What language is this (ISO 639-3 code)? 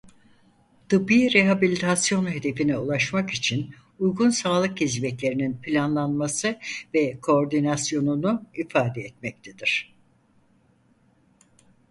tur